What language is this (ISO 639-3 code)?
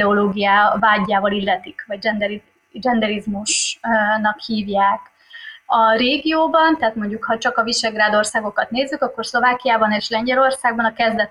hun